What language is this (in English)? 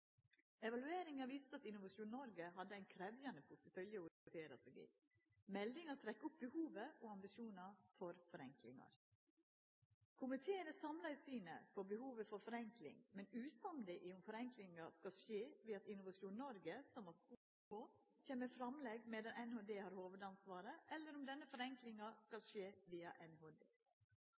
Norwegian Nynorsk